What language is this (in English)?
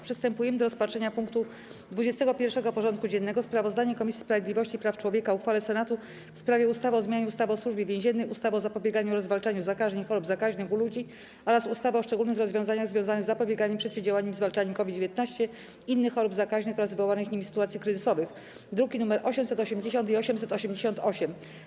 Polish